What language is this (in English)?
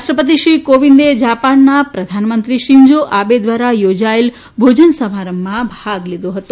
Gujarati